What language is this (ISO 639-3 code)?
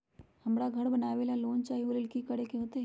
mag